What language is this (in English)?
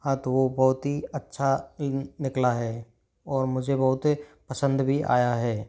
Hindi